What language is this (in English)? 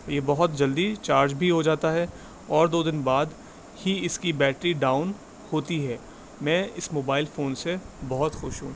Urdu